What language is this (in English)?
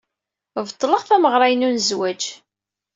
Kabyle